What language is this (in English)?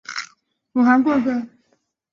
Chinese